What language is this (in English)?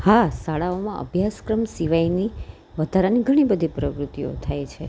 Gujarati